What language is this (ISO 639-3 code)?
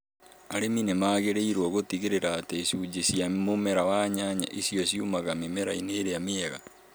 kik